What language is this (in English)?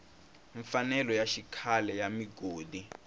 Tsonga